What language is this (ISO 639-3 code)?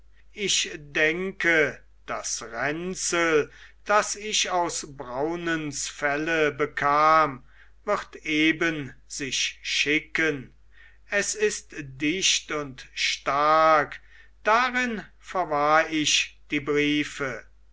deu